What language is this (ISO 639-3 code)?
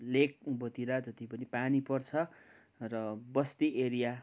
nep